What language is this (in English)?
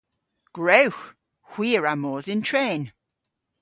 Cornish